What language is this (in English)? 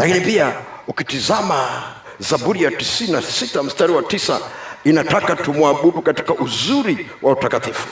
Swahili